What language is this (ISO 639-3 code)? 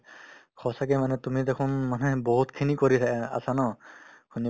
asm